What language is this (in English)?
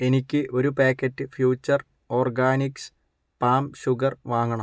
Malayalam